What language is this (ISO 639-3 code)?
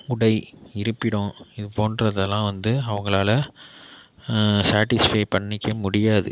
tam